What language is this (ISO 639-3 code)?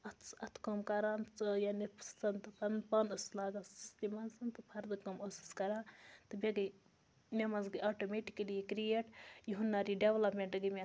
kas